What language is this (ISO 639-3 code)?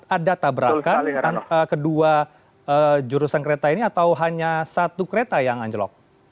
ind